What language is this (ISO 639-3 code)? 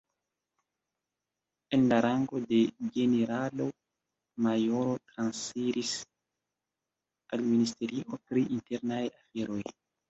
epo